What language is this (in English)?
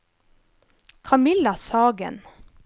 Norwegian